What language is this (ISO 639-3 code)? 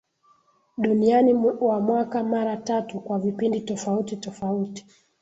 swa